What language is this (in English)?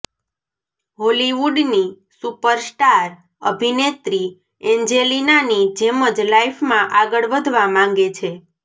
Gujarati